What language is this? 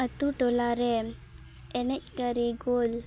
Santali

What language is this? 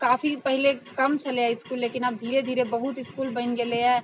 Maithili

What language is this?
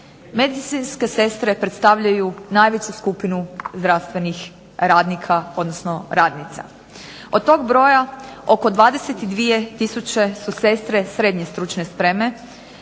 Croatian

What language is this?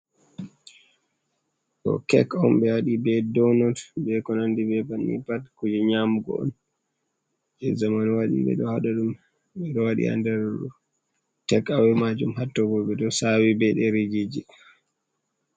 Fula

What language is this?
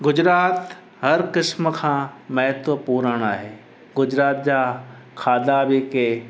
Sindhi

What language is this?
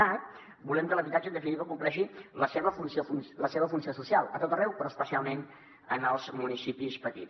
Catalan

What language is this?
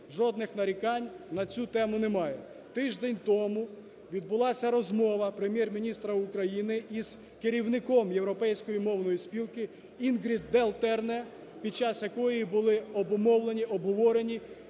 Ukrainian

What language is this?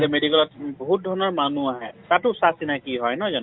Assamese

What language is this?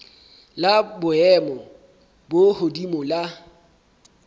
Southern Sotho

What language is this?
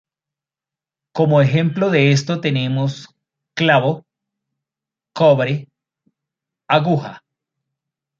Spanish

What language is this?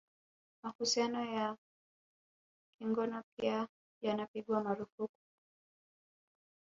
Swahili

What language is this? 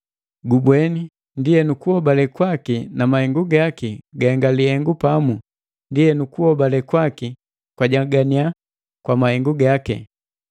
Matengo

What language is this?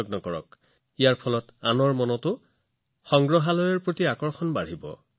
Assamese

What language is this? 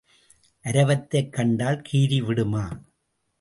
Tamil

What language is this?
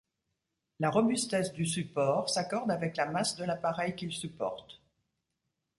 French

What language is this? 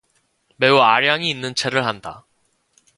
Korean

